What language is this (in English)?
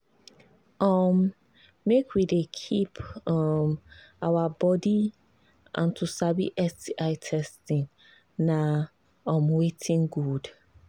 Nigerian Pidgin